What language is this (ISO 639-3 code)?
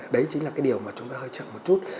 vie